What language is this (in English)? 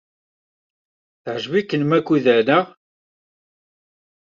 Kabyle